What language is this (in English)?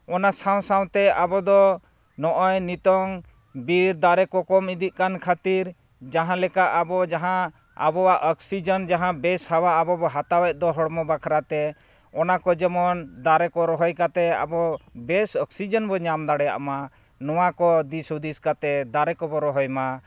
Santali